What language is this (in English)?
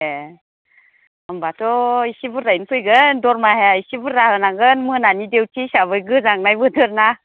Bodo